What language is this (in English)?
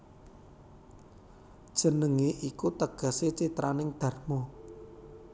Javanese